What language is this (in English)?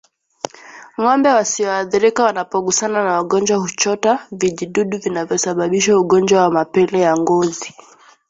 Swahili